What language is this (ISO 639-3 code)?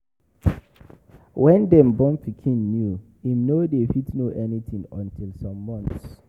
pcm